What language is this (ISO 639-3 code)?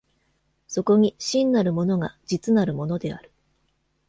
jpn